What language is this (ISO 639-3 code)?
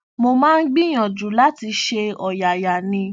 yor